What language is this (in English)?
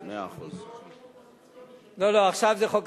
Hebrew